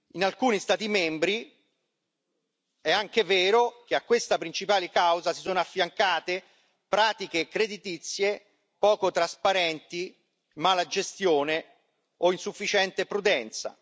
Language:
Italian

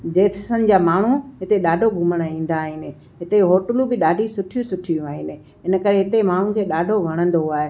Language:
Sindhi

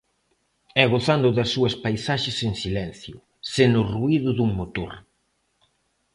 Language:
Galician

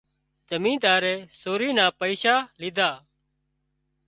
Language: Wadiyara Koli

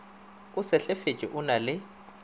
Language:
Northern Sotho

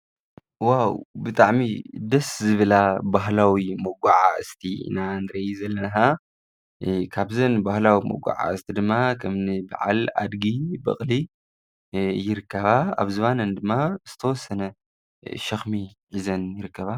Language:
Tigrinya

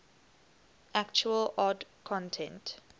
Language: English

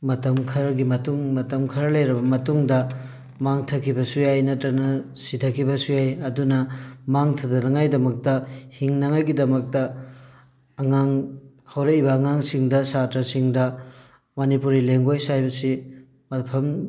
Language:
Manipuri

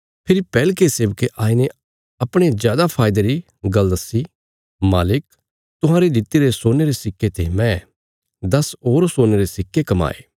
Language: Bilaspuri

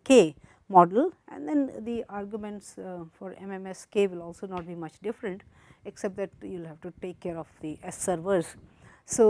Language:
English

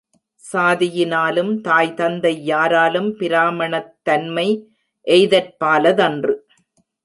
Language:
Tamil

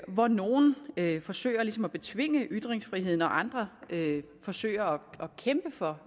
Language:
Danish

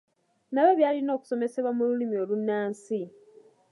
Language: Ganda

